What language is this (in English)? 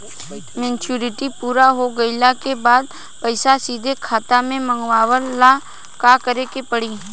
Bhojpuri